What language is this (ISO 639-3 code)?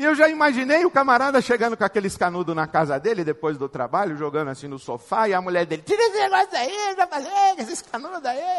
por